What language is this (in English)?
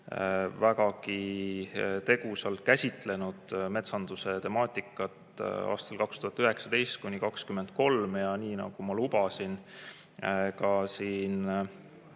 Estonian